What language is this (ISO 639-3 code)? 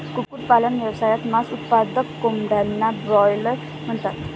mar